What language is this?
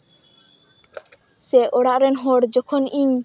Santali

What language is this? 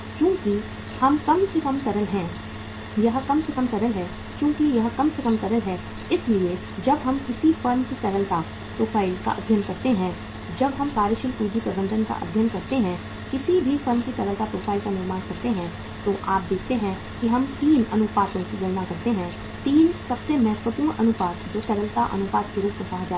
Hindi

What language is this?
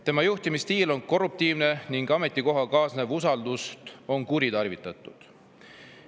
Estonian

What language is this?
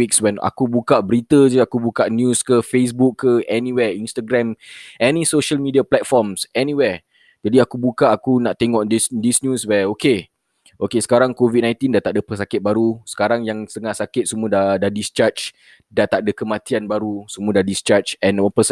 Malay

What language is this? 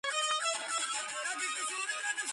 Georgian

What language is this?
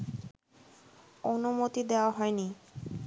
Bangla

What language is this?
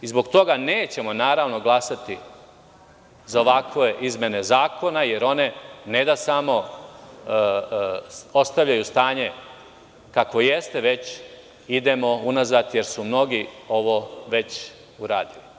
Serbian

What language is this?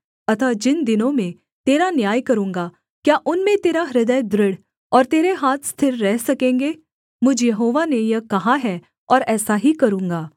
Hindi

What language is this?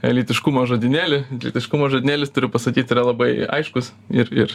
Lithuanian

